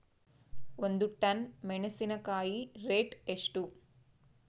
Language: Kannada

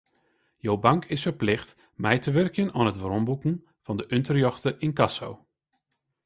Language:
Western Frisian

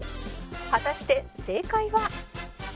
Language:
Japanese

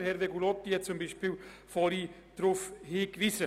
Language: Swiss German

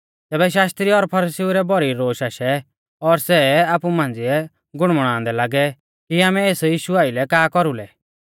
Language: Mahasu Pahari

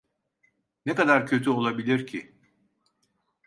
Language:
Turkish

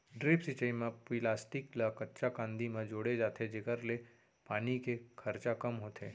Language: Chhattisgarhi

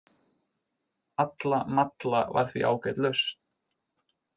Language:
Icelandic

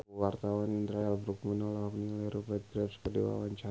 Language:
Sundanese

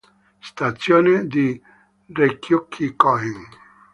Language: Italian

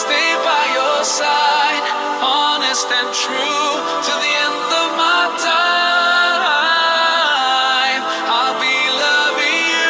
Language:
Malay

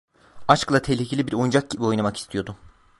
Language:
Turkish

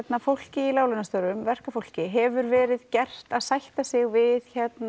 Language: Icelandic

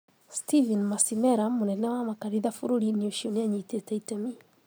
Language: Kikuyu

